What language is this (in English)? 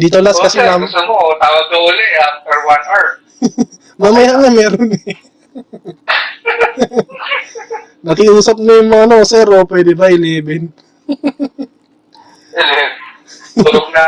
Filipino